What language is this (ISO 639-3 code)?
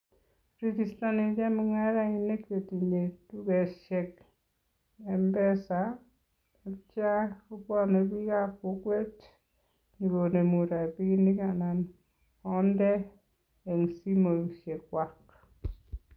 kln